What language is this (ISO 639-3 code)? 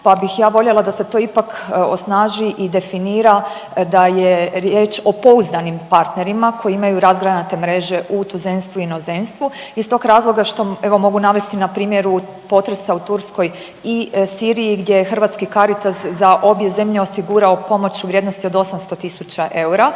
hrv